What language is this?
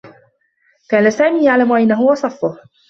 Arabic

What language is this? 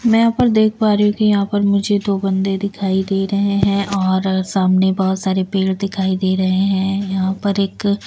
Hindi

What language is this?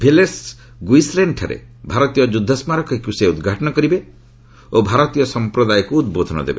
Odia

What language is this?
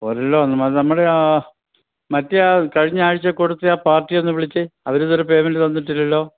Malayalam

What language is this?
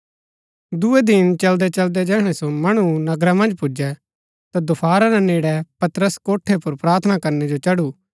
Gaddi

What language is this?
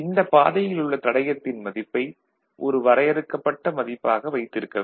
Tamil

